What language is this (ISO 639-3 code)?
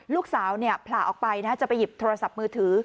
tha